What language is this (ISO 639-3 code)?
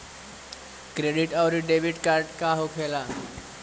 bho